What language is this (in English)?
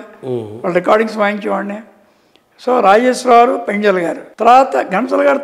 Telugu